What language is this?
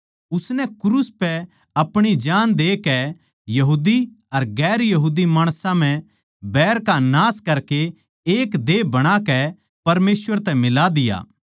Haryanvi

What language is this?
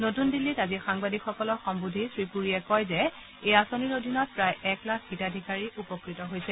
Assamese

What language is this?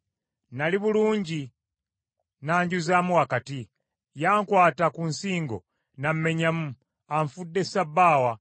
Ganda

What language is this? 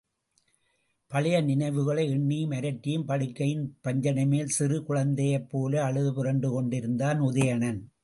Tamil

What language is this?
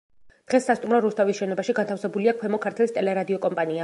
Georgian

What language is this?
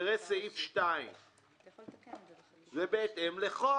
Hebrew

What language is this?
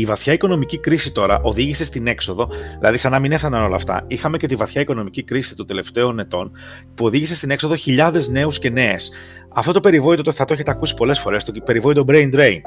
Greek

